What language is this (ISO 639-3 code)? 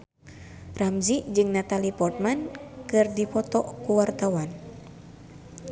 sun